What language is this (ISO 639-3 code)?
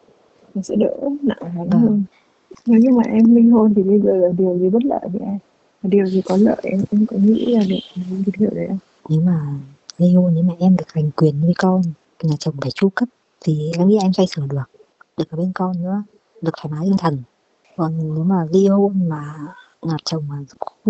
vie